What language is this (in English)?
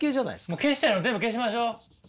Japanese